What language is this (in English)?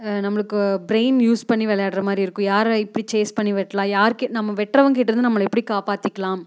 Tamil